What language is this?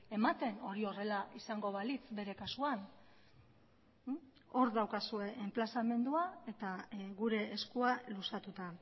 Basque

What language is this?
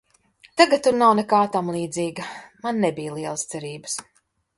Latvian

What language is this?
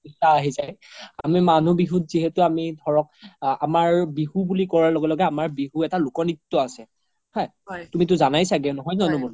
Assamese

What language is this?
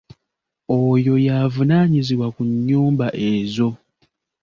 Ganda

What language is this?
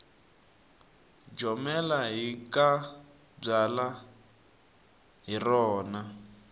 Tsonga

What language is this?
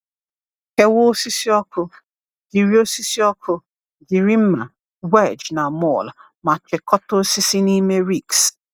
Igbo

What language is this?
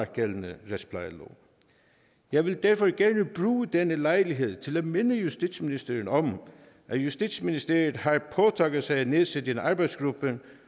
Danish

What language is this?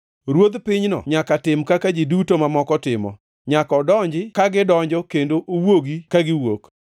Luo (Kenya and Tanzania)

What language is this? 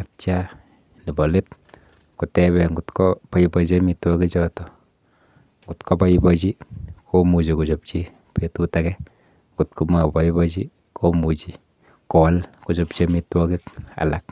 Kalenjin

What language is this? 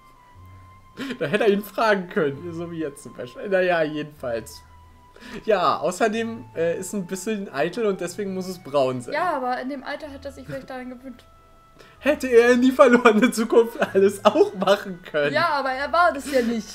German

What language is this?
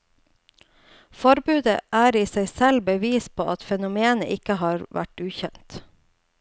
Norwegian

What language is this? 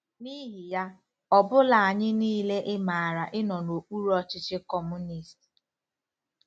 Igbo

